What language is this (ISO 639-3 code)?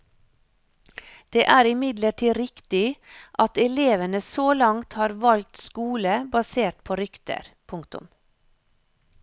nor